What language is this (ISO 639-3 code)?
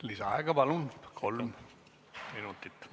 est